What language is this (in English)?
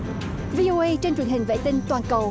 Vietnamese